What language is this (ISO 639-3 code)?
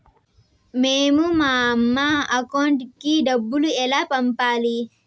tel